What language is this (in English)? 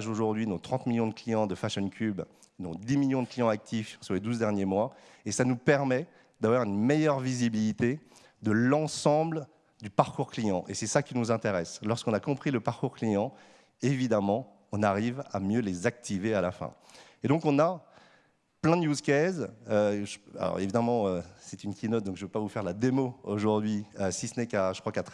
French